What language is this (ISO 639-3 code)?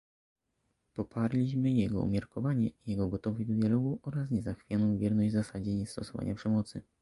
pol